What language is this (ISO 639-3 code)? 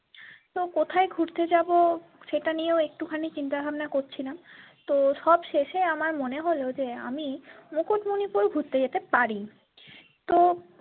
ben